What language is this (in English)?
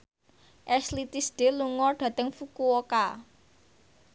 Javanese